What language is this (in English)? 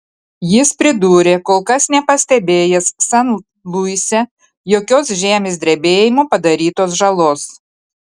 Lithuanian